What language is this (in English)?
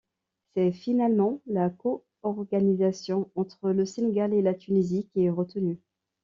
French